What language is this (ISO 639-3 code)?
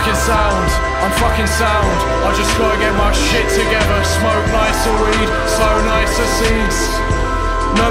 eng